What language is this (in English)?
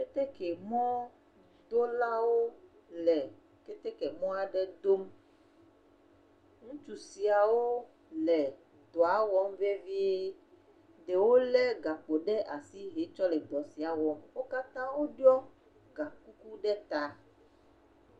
Ewe